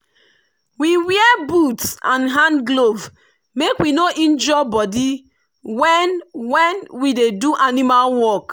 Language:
Nigerian Pidgin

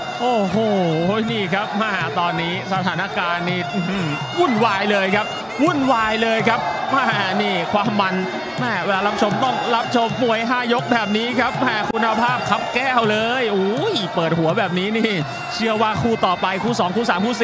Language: Thai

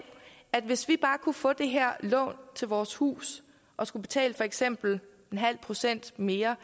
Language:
Danish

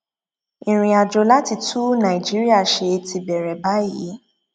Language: Yoruba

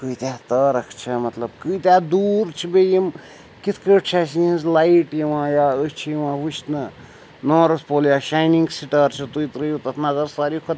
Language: Kashmiri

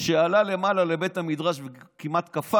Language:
Hebrew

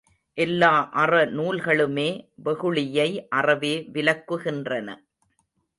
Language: Tamil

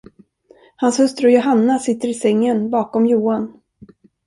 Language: Swedish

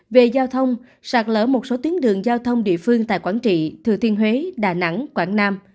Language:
Vietnamese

